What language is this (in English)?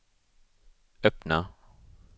Swedish